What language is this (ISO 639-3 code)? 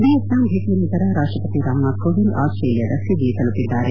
kan